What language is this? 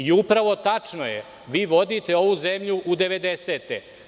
Serbian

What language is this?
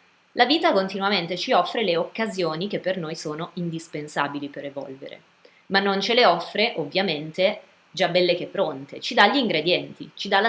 Italian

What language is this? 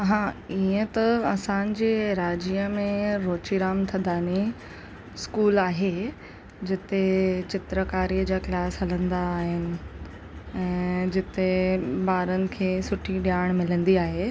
Sindhi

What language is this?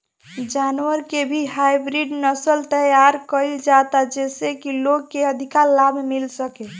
Bhojpuri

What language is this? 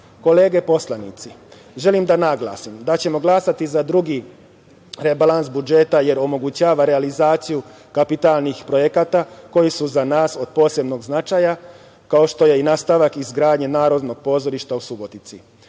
Serbian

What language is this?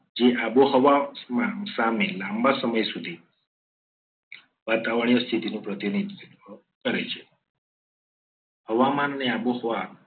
Gujarati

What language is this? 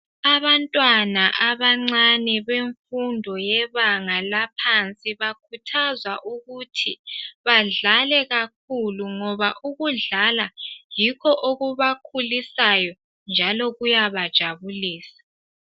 North Ndebele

